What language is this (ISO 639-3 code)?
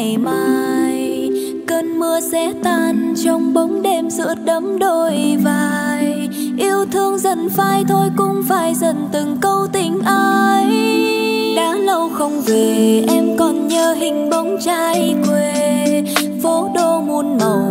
vie